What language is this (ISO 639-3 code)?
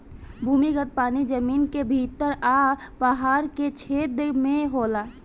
bho